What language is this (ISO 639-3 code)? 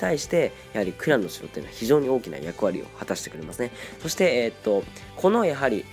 jpn